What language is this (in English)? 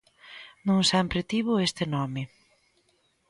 Galician